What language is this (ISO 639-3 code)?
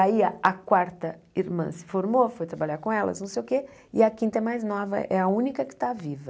por